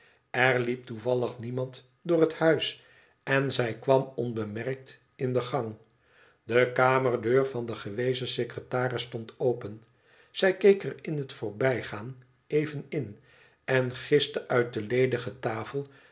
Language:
Dutch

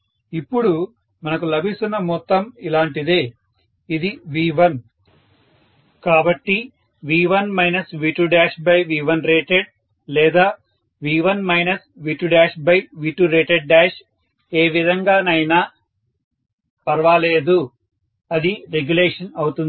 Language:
Telugu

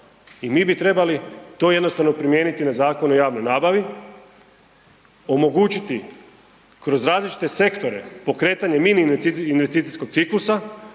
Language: Croatian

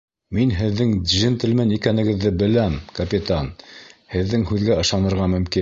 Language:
Bashkir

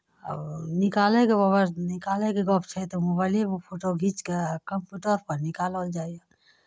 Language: Maithili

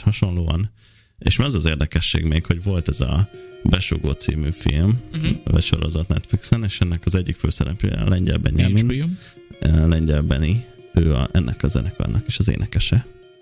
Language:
Hungarian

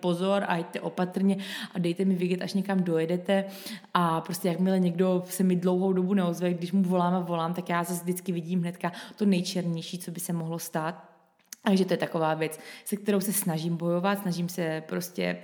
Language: Czech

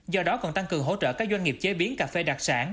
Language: Vietnamese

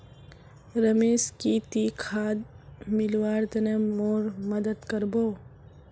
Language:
Magahi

